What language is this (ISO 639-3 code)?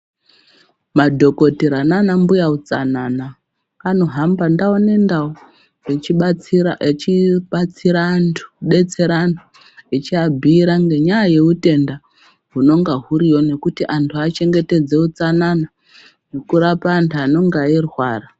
ndc